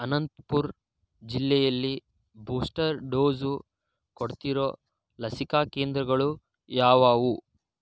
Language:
Kannada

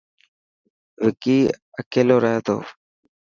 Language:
Dhatki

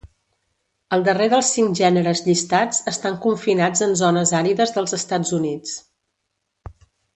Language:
Catalan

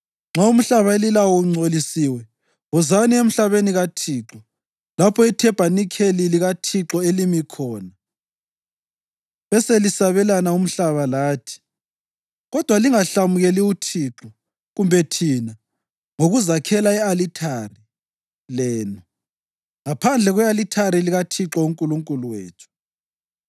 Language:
North Ndebele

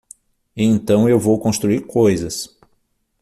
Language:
Portuguese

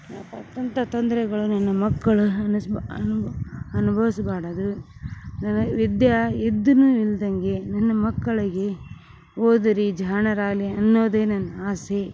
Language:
Kannada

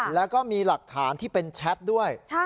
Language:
Thai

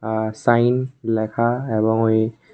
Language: Bangla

